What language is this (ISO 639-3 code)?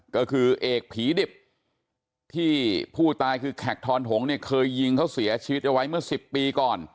tha